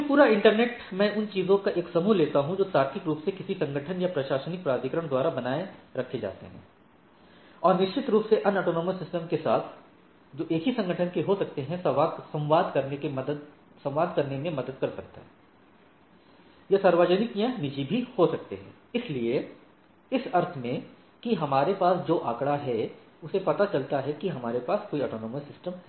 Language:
Hindi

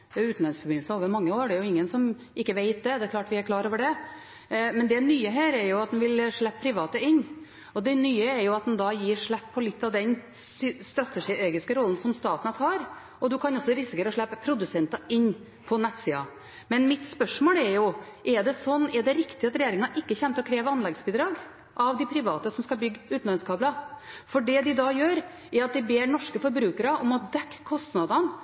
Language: Norwegian Bokmål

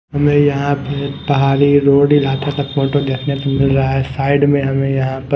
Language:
Hindi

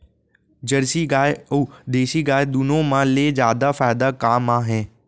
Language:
Chhattisgarhi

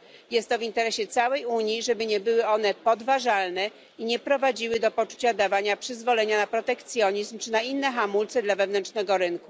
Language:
Polish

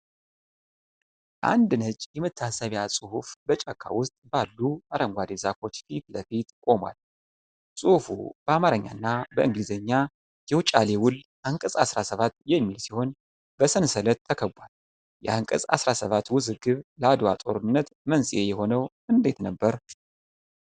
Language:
Amharic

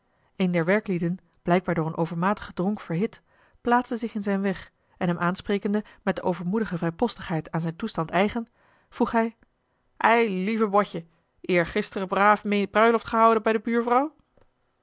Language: Dutch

